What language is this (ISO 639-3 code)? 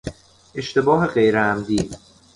fas